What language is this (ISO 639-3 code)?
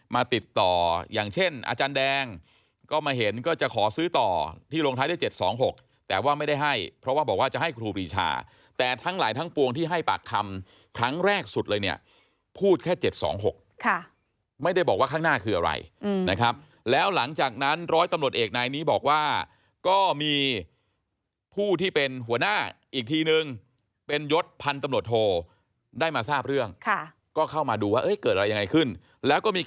tha